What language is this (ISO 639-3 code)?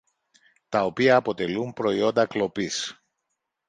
ell